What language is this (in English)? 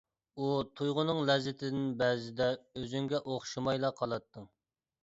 Uyghur